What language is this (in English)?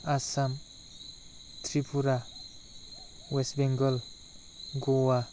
Bodo